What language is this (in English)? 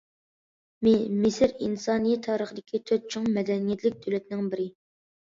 Uyghur